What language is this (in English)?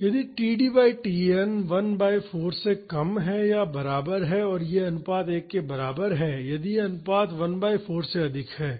Hindi